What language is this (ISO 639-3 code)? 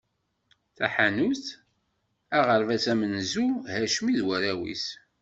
kab